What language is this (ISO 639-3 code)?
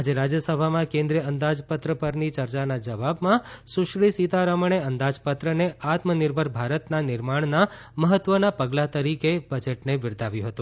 guj